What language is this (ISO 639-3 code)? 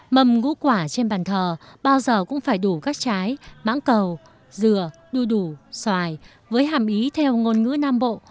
vie